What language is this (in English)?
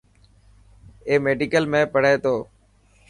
Dhatki